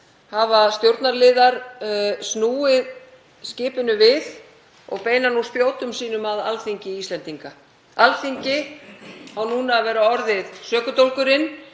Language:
Icelandic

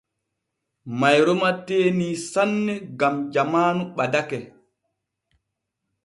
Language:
Borgu Fulfulde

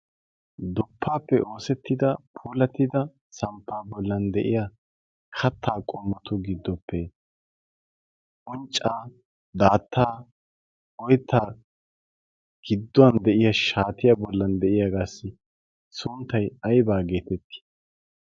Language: Wolaytta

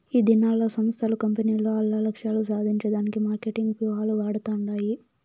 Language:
Telugu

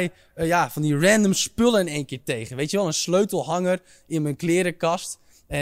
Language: Dutch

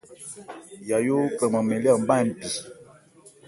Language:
Ebrié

